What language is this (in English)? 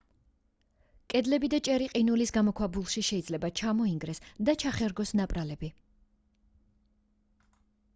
Georgian